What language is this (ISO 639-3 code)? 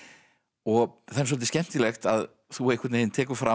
isl